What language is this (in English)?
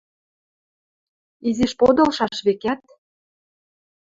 Western Mari